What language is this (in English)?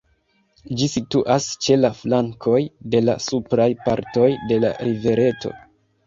Esperanto